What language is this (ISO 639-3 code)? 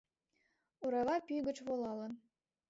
chm